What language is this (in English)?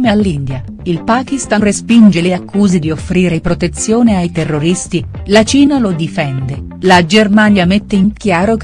Italian